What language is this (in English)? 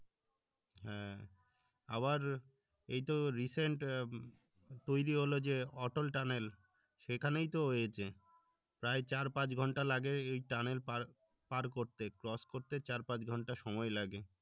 Bangla